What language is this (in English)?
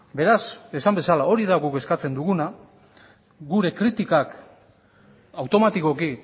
Basque